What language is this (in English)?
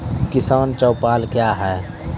Maithili